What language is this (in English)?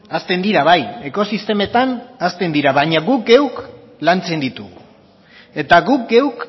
Basque